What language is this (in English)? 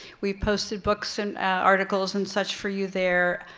English